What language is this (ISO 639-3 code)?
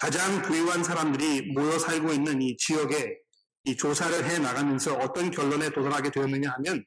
kor